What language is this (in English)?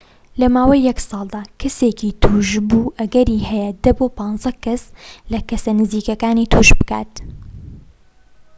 Central Kurdish